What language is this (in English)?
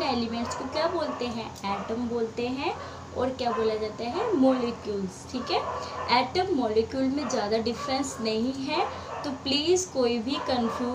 Hindi